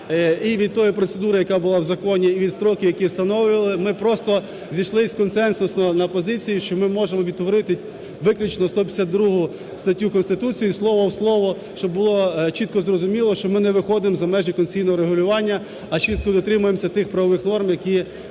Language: Ukrainian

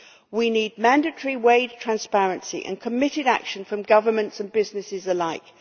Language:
English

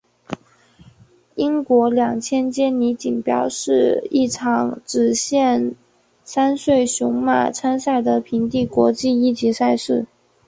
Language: Chinese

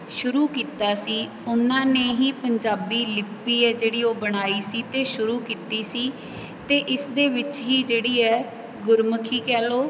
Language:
Punjabi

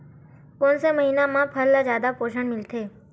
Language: Chhattisgarhi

